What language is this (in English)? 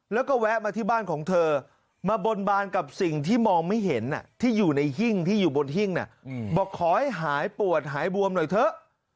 Thai